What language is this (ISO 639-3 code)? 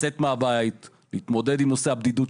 heb